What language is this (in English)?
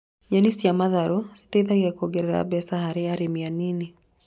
Kikuyu